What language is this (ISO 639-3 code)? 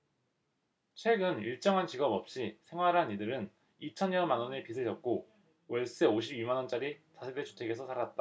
kor